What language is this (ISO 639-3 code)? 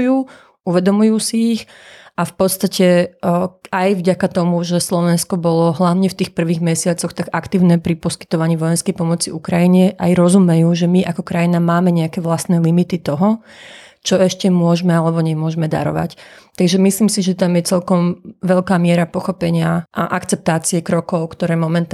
slk